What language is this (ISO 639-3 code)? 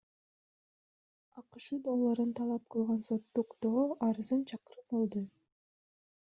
kir